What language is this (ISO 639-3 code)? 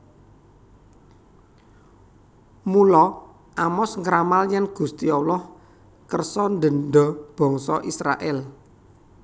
jav